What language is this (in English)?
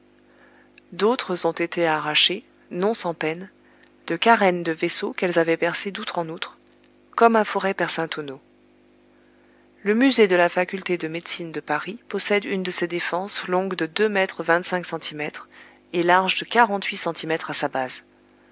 French